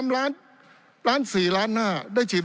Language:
Thai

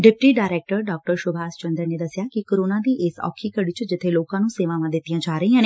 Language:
Punjabi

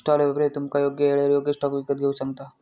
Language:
Marathi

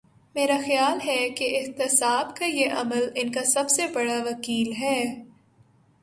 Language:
Urdu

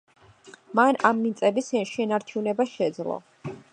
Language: Georgian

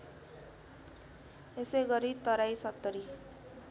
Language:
Nepali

